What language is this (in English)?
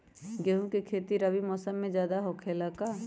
Magahi